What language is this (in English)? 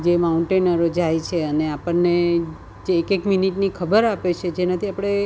Gujarati